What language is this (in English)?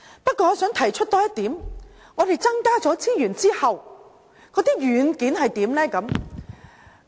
Cantonese